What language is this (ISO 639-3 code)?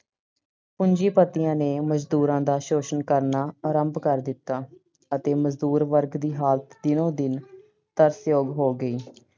pan